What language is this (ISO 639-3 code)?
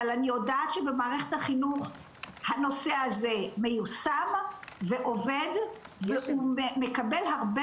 heb